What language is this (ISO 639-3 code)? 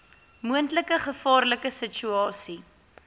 afr